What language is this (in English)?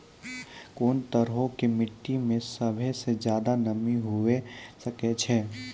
Maithili